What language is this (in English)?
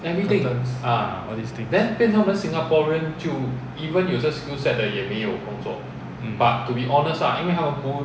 English